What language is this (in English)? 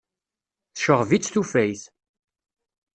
Kabyle